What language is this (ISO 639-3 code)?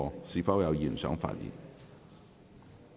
yue